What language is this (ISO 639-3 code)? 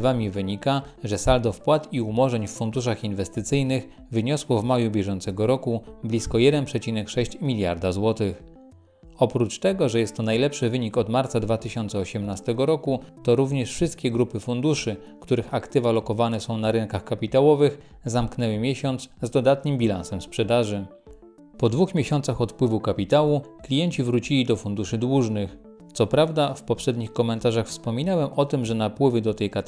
pol